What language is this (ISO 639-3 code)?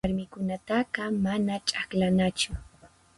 qxp